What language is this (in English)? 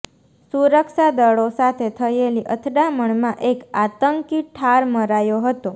Gujarati